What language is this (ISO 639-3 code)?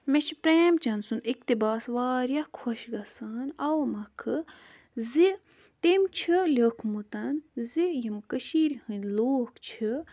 kas